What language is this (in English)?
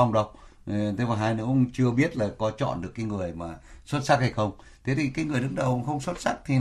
Vietnamese